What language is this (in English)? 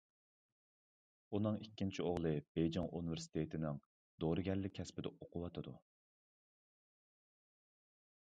Uyghur